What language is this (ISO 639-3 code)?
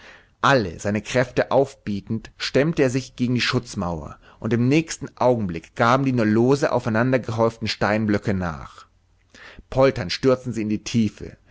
deu